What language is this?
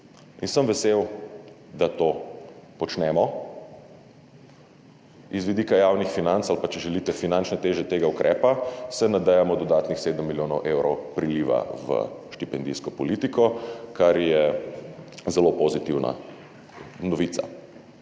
Slovenian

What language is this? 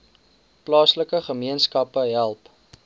Afrikaans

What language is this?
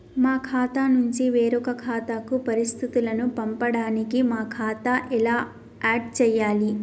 Telugu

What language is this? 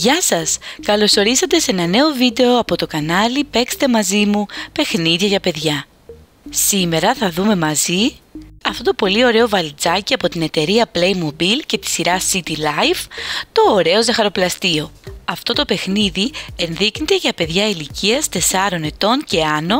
Greek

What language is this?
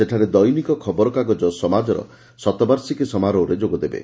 Odia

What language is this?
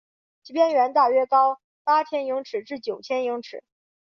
Chinese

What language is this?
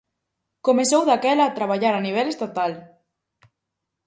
Galician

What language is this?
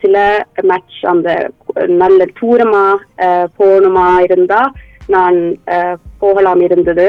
Tamil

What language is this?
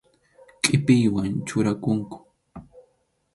Arequipa-La Unión Quechua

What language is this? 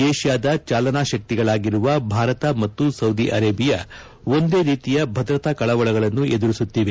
Kannada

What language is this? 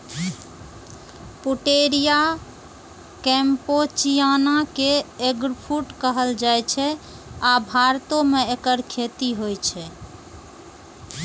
Maithili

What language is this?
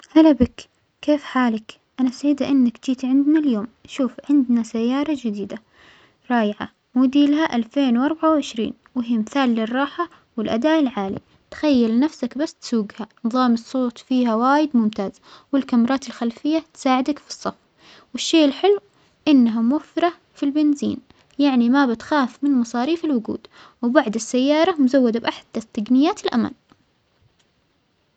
Omani Arabic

